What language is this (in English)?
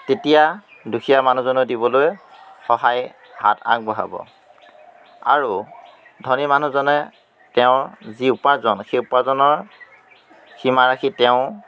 Assamese